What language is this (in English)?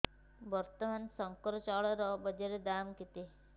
Odia